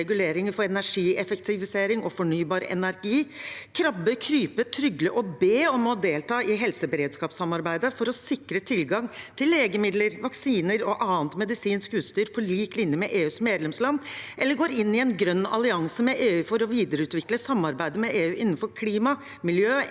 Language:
Norwegian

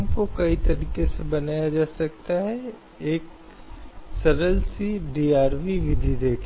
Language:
Hindi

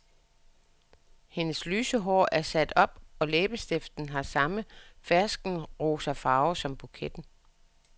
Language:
Danish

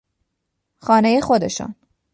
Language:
Persian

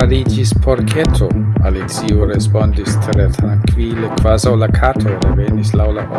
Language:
German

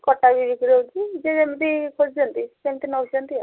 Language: Odia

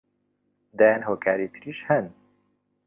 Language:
Central Kurdish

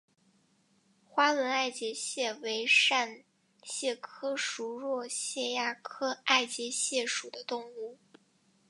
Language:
Chinese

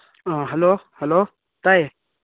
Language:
Manipuri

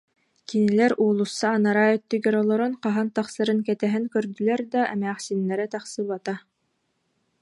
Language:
Yakut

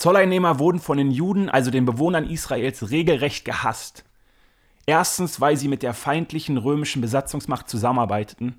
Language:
German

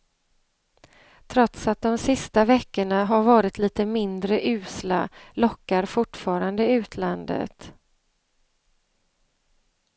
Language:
Swedish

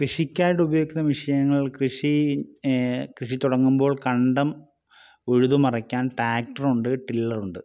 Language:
Malayalam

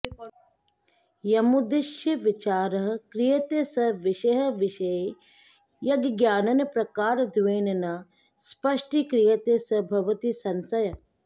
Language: Sanskrit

